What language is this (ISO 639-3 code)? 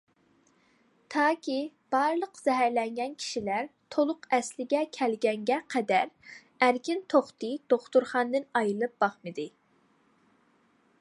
uig